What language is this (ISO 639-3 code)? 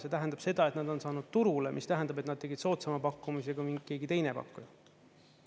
est